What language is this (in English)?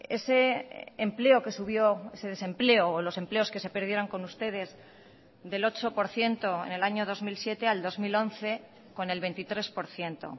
Spanish